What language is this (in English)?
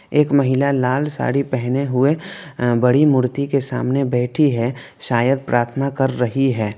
Hindi